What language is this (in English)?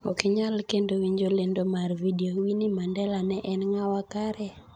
Luo (Kenya and Tanzania)